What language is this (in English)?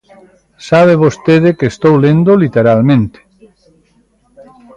Galician